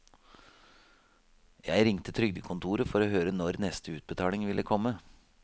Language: Norwegian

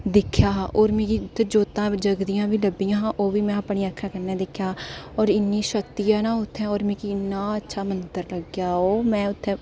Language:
Dogri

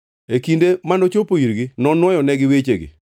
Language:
Luo (Kenya and Tanzania)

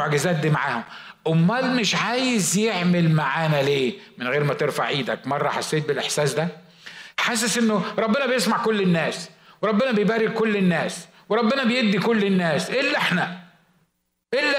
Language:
Arabic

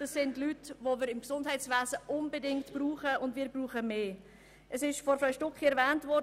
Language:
Swiss German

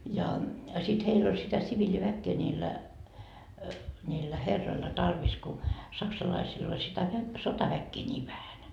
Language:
Finnish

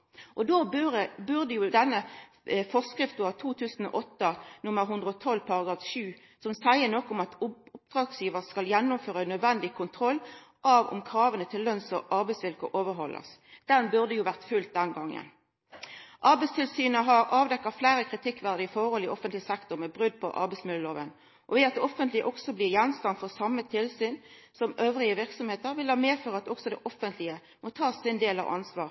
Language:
Norwegian Nynorsk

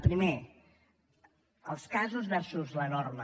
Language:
Catalan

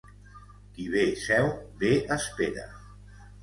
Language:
Catalan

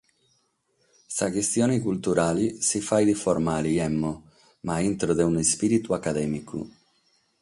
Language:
Sardinian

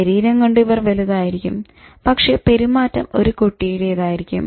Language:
Malayalam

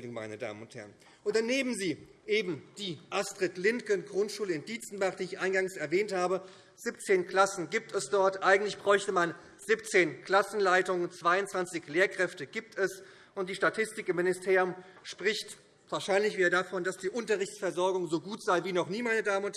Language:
German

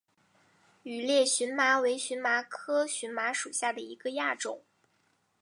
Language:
Chinese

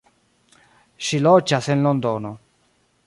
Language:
Esperanto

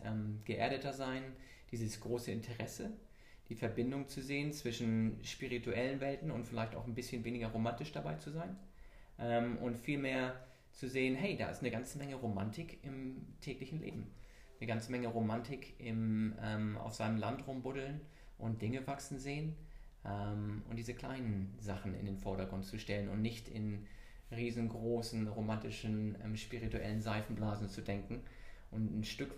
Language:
German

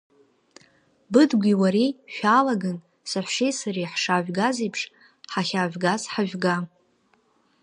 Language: Abkhazian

